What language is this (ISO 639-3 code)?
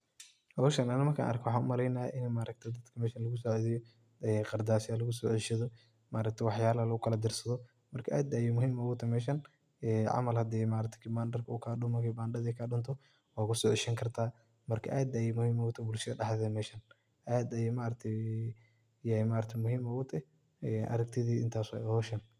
som